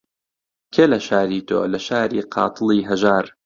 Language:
Central Kurdish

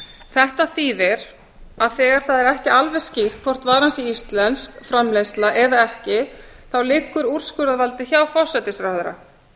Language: Icelandic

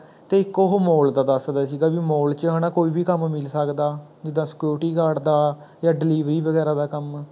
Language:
Punjabi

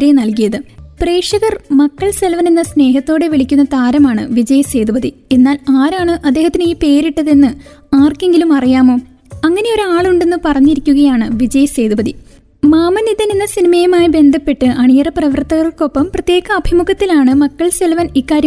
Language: Malayalam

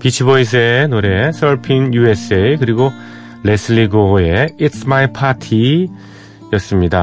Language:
Korean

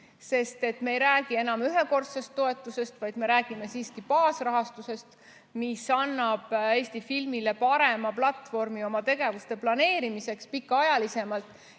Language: Estonian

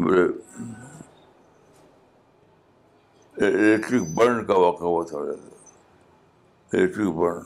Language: Urdu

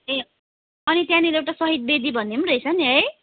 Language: Nepali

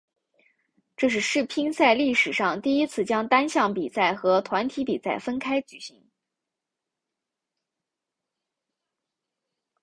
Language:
Chinese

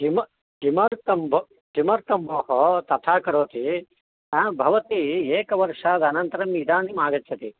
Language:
Sanskrit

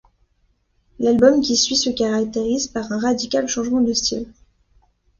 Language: French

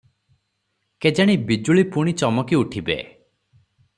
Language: Odia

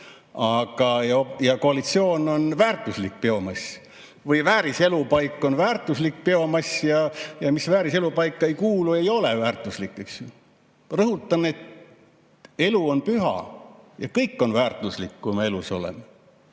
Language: Estonian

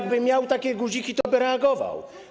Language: Polish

